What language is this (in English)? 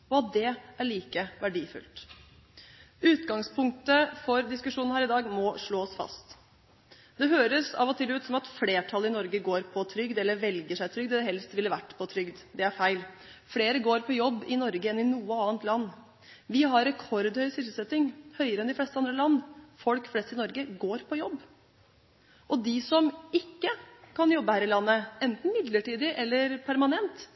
Norwegian Bokmål